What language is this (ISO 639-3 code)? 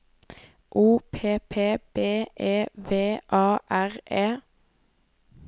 nor